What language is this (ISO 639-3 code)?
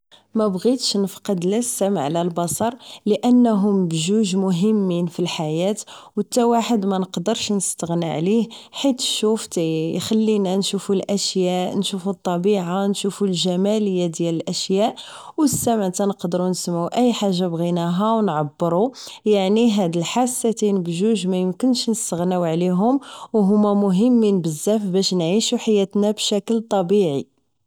ary